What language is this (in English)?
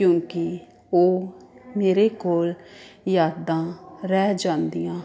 Punjabi